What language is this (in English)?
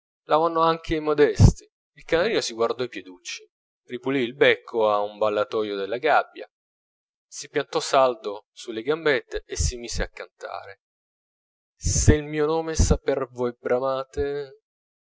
Italian